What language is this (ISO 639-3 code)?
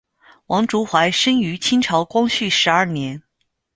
zho